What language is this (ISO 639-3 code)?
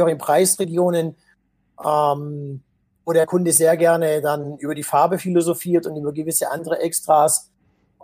deu